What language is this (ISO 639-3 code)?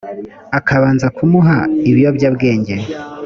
kin